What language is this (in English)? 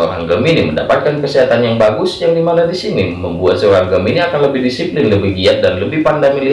Indonesian